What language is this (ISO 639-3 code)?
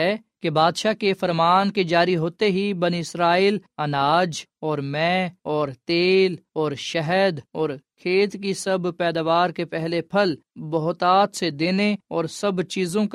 urd